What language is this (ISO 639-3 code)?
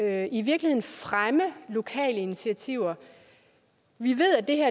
dan